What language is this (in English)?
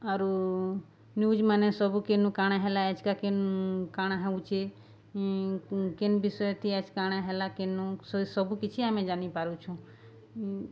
Odia